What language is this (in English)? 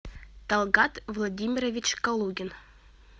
Russian